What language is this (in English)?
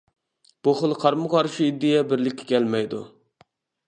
Uyghur